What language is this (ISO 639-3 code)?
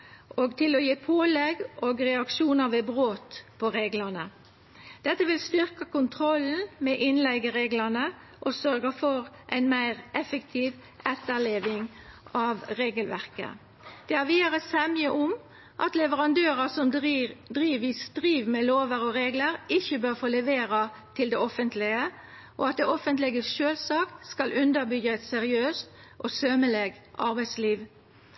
nno